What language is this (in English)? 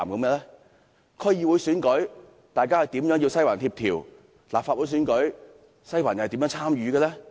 Cantonese